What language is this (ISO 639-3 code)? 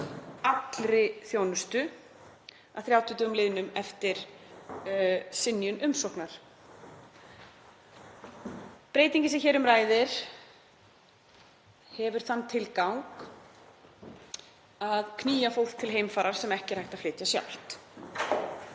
isl